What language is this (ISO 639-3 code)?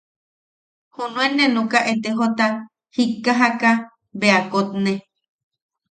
yaq